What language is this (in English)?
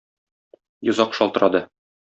Tatar